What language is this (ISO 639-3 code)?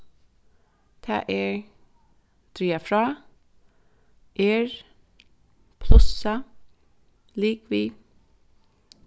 fao